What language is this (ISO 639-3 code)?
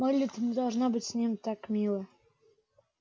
rus